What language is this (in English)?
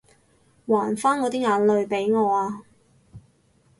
Cantonese